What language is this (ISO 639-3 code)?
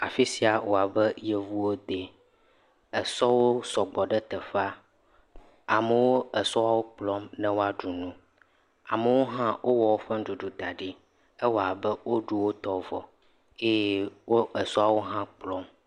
ewe